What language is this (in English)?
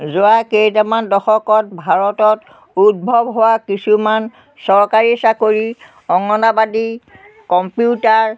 Assamese